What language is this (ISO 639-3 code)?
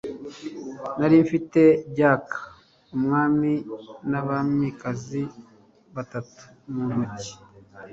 kin